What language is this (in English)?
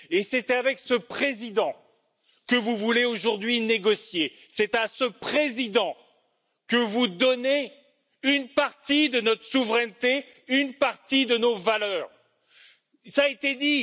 French